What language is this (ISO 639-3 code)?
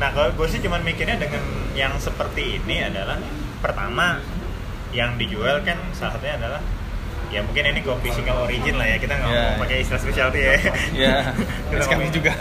ind